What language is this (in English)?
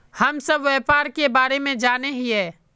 Magahi